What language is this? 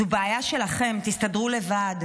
Hebrew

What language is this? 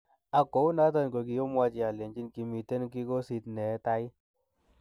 Kalenjin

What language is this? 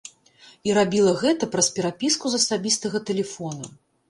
Belarusian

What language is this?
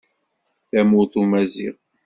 Kabyle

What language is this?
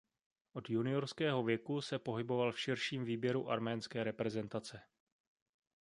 Czech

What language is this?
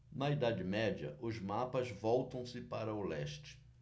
Portuguese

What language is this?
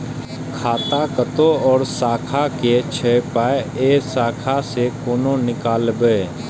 Maithili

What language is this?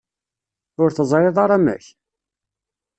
Kabyle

